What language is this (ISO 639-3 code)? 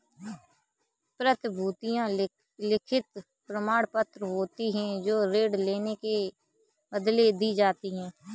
hin